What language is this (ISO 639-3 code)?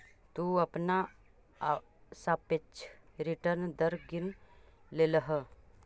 mag